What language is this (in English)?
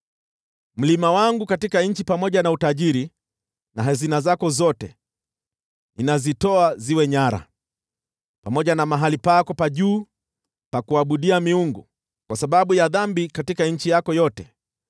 Swahili